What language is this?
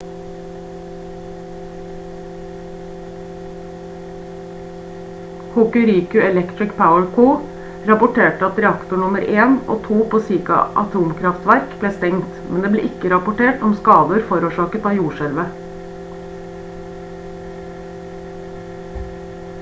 Norwegian Bokmål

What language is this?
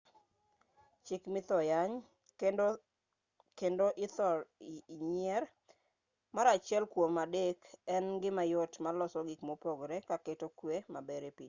Luo (Kenya and Tanzania)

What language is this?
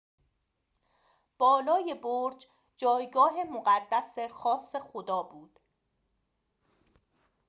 Persian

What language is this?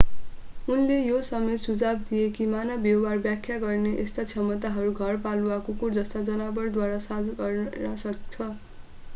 Nepali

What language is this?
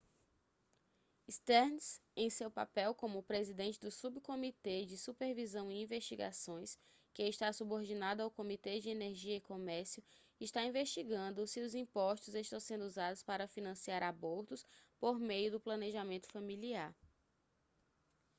Portuguese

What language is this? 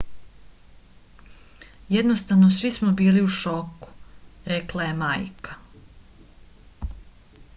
Serbian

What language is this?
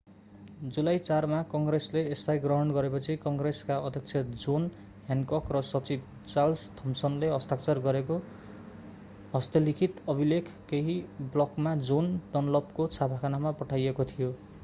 Nepali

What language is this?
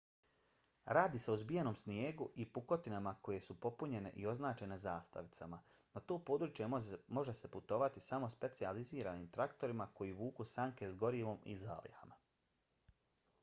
Bosnian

